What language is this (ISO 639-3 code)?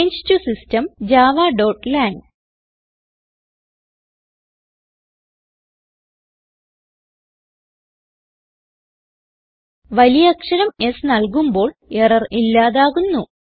mal